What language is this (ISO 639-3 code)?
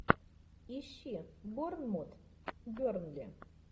rus